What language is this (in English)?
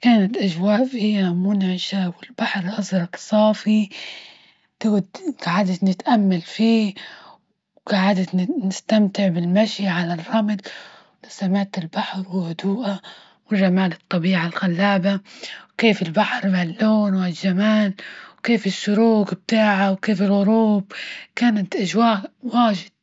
Libyan Arabic